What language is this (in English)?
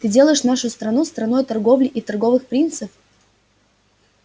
Russian